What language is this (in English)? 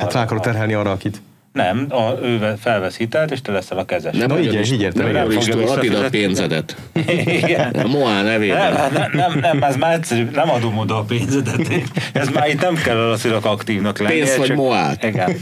Hungarian